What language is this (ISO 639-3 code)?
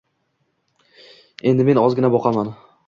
uzb